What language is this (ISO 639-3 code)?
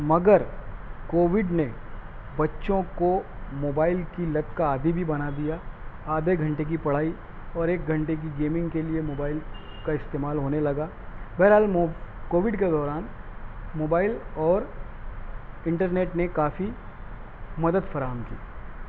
urd